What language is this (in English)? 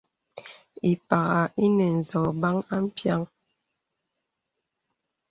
Bebele